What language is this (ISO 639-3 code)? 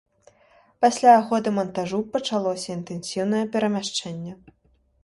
bel